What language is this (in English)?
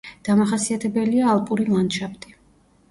Georgian